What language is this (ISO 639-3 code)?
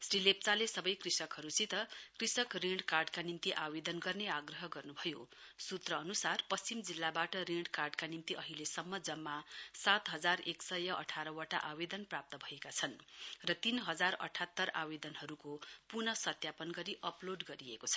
nep